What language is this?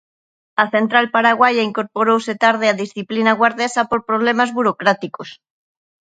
Galician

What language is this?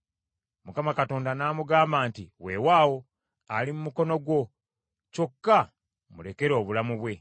Ganda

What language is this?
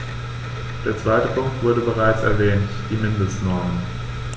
German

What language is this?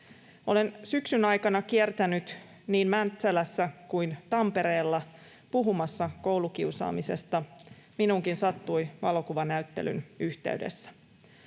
Finnish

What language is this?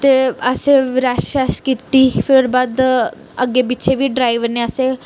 Dogri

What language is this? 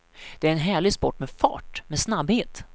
Swedish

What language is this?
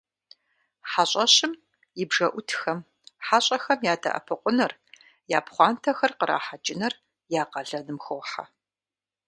Kabardian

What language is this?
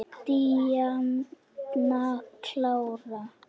Icelandic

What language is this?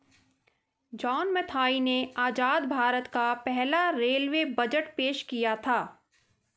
Hindi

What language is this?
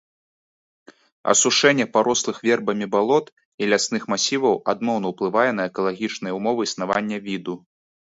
Belarusian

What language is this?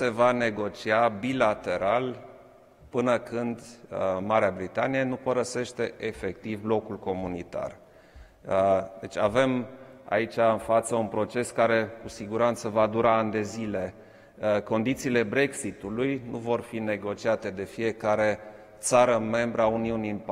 Romanian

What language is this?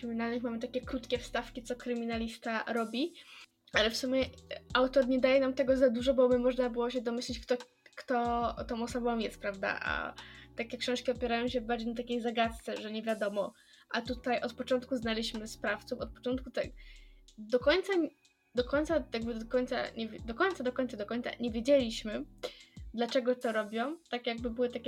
Polish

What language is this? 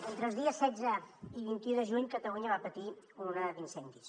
Catalan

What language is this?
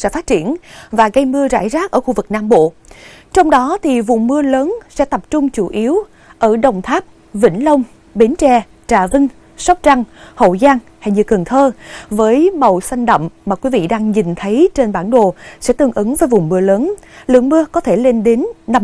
Vietnamese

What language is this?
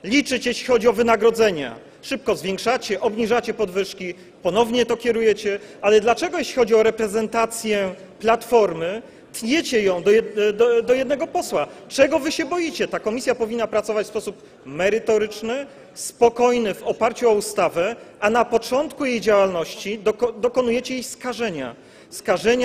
Polish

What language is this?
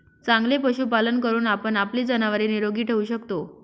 Marathi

